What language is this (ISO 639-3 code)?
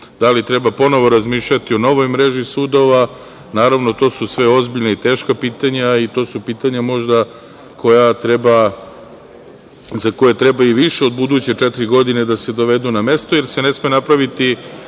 srp